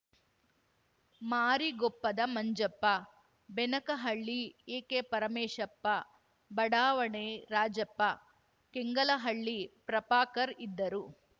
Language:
Kannada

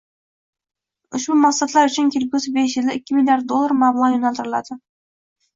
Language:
Uzbek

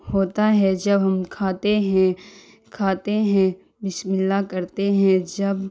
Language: Urdu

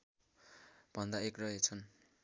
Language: Nepali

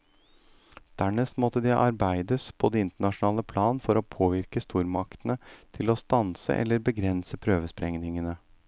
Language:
Norwegian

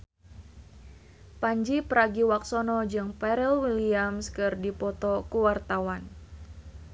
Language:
Sundanese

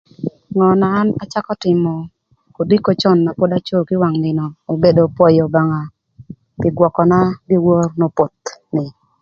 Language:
Thur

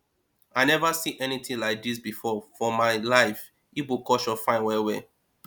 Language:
Nigerian Pidgin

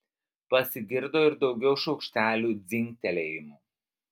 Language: Lithuanian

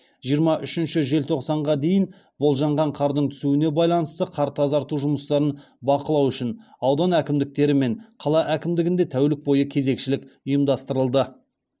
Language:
Kazakh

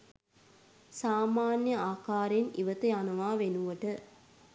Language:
Sinhala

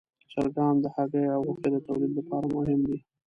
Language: Pashto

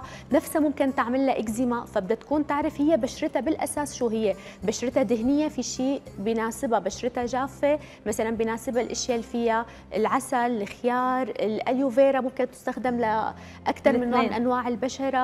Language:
Arabic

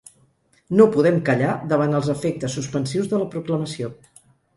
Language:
Catalan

